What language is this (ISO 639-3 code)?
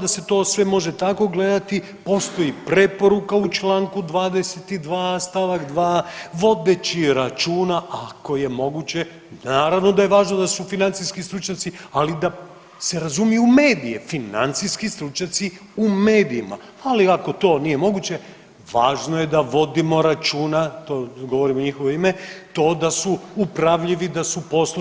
hrv